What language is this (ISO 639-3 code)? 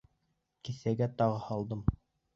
bak